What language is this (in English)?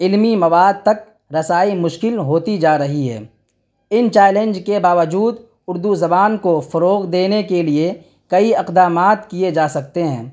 Urdu